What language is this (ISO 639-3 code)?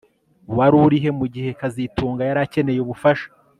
kin